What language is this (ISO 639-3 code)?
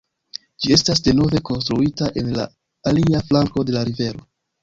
epo